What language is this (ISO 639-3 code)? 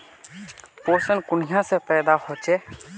mag